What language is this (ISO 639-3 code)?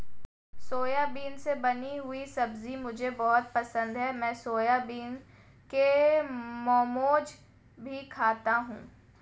hin